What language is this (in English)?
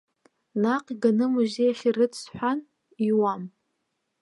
Abkhazian